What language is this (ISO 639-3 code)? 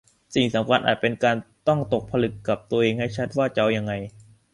tha